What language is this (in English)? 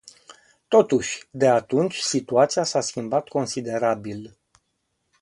Romanian